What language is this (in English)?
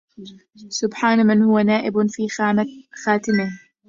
Arabic